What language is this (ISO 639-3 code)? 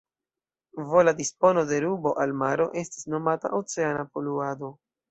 epo